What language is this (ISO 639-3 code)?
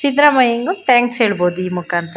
kan